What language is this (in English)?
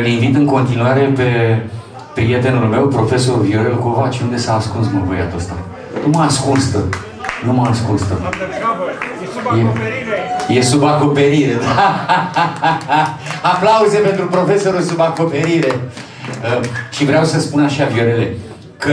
Romanian